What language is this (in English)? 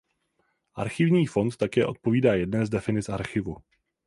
Czech